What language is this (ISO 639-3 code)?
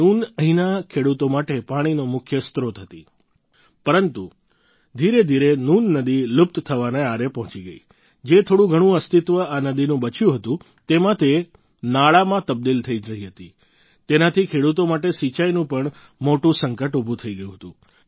guj